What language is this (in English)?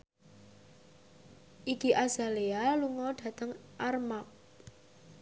Javanese